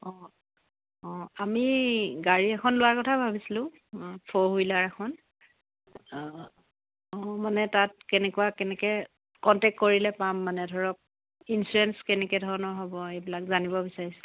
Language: Assamese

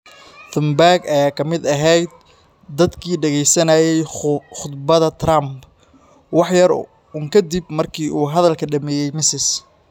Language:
Somali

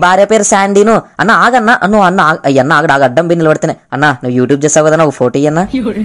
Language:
Telugu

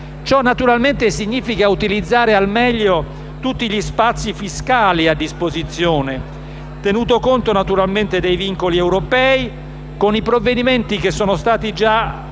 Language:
Italian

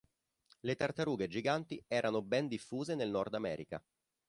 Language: Italian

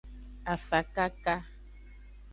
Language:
Aja (Benin)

